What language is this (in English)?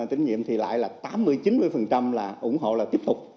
Vietnamese